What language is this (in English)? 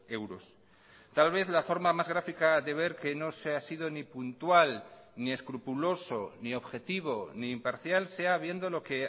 Spanish